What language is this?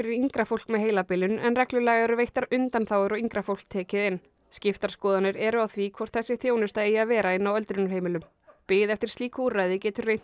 Icelandic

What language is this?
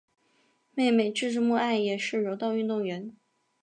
Chinese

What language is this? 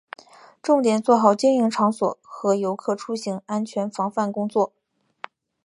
Chinese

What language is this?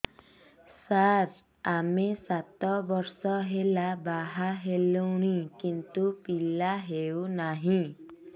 Odia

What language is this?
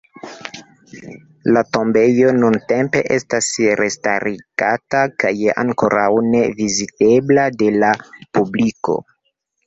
Esperanto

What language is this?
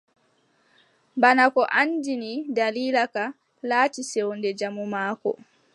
Adamawa Fulfulde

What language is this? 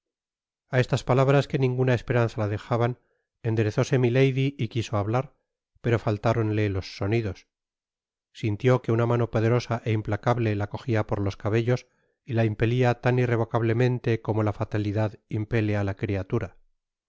Spanish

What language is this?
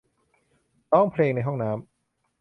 Thai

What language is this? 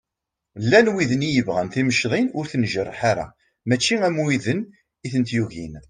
Kabyle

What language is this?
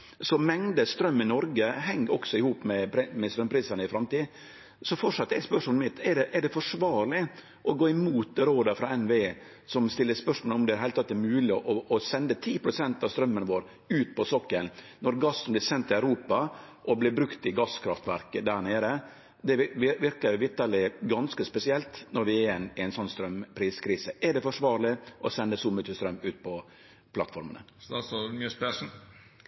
Norwegian Nynorsk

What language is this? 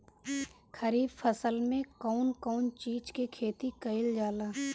Bhojpuri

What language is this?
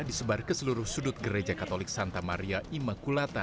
Indonesian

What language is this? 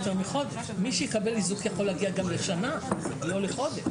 Hebrew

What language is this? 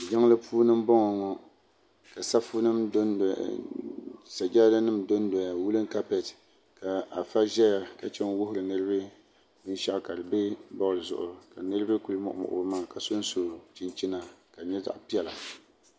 Dagbani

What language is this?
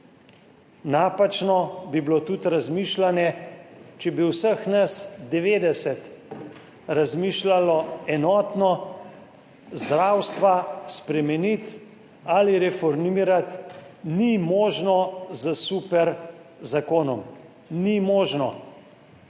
Slovenian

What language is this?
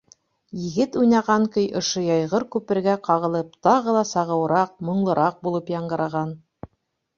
Bashkir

